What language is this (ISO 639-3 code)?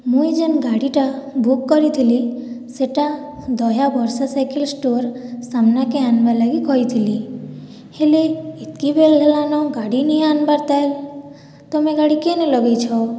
ori